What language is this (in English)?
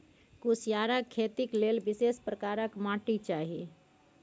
Maithili